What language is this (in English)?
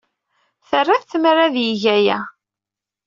Kabyle